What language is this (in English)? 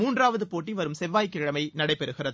Tamil